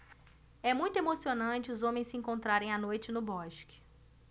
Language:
Portuguese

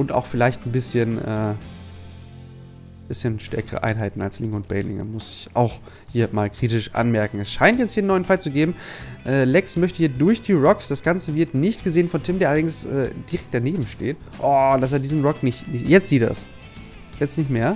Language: German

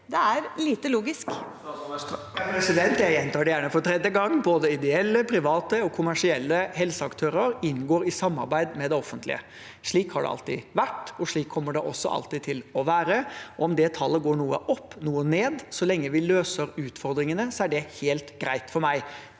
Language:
Norwegian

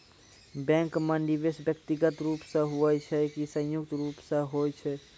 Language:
Maithili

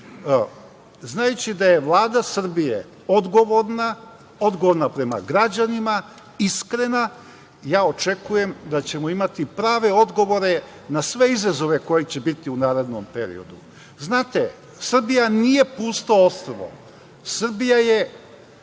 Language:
Serbian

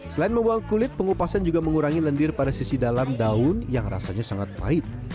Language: Indonesian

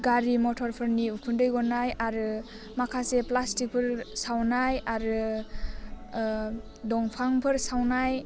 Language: Bodo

